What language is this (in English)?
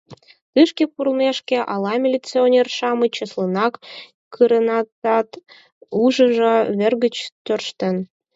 Mari